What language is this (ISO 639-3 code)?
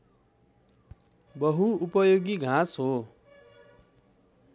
nep